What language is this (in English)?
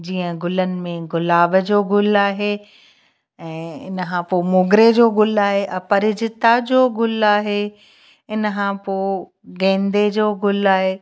Sindhi